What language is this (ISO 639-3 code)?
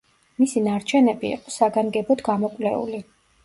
kat